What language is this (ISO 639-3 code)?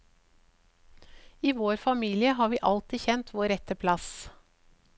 nor